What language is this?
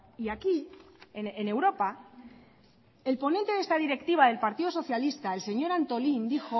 Spanish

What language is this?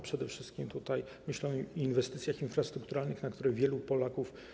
Polish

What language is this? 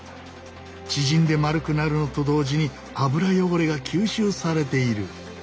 Japanese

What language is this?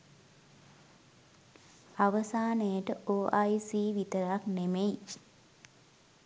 Sinhala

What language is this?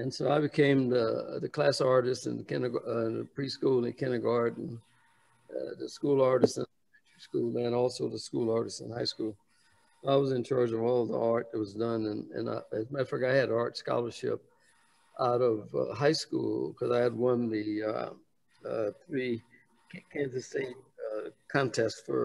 English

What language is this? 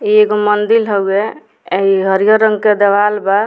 Bhojpuri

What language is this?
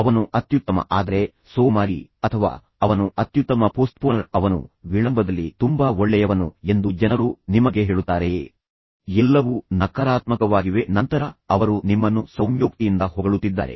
Kannada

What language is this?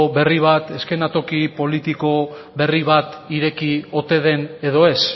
Basque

